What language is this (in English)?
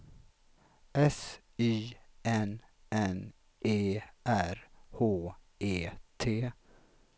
Swedish